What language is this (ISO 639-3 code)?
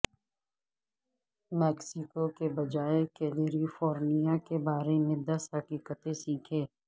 urd